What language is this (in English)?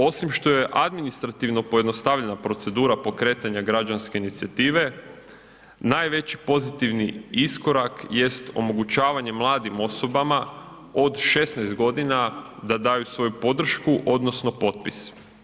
Croatian